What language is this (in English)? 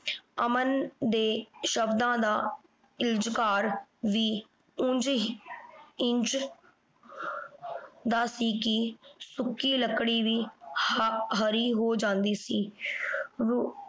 Punjabi